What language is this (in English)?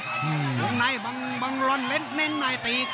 Thai